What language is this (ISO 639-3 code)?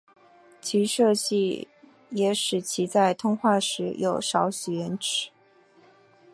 zho